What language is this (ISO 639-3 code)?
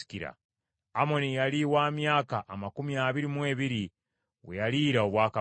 lug